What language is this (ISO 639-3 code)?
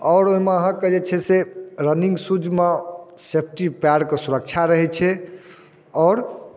mai